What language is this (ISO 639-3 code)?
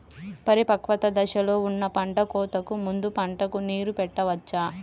tel